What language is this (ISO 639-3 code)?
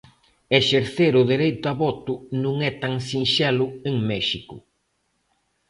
glg